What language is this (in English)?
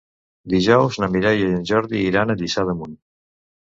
Catalan